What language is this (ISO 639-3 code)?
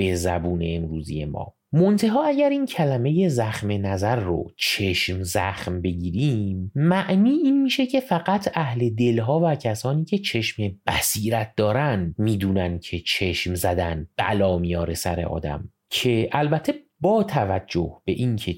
fas